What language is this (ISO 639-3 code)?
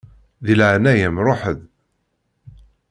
kab